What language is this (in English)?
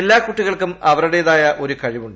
Malayalam